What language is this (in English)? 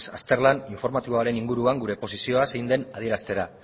Basque